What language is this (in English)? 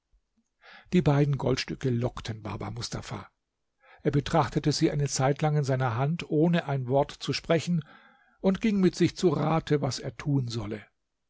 German